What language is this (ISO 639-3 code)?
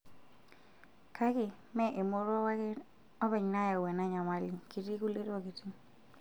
mas